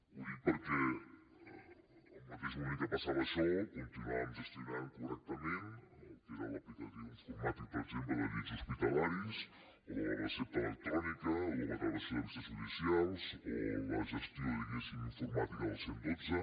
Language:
Catalan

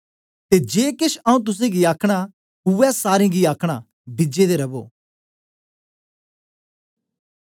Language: Dogri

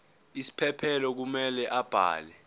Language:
Zulu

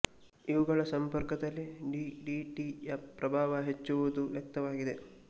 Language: Kannada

